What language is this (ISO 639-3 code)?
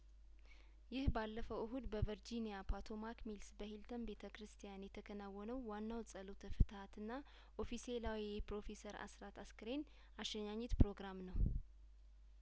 amh